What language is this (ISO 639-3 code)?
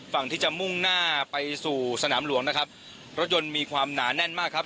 tha